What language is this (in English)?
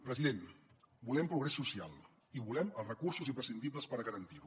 Catalan